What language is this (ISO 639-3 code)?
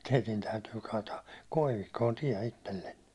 fin